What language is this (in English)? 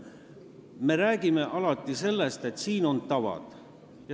Estonian